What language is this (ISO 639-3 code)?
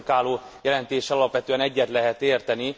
hun